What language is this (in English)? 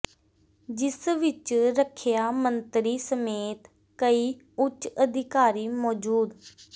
Punjabi